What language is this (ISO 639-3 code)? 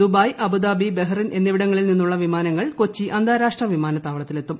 mal